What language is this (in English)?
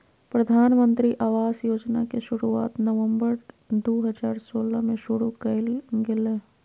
Magahi